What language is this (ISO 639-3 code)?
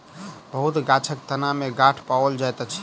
mai